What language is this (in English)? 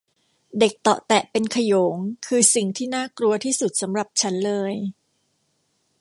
Thai